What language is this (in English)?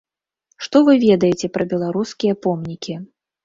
Belarusian